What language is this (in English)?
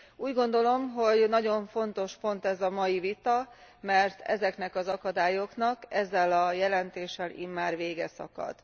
Hungarian